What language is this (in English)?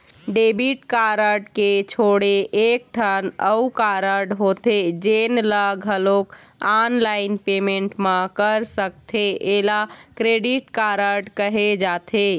Chhattisgarhi